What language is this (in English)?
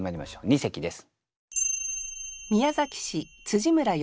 Japanese